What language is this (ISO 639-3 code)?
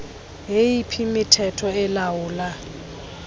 xho